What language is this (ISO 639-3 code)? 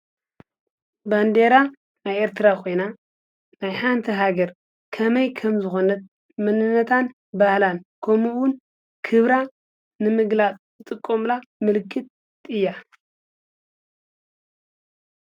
tir